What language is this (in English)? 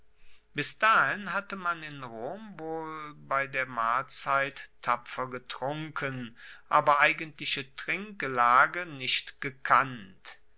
German